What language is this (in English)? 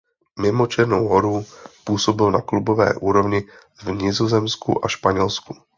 Czech